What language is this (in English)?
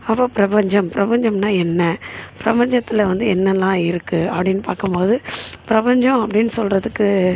Tamil